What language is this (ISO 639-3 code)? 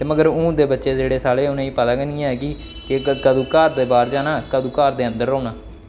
doi